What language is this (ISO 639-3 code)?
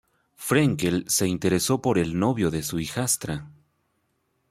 spa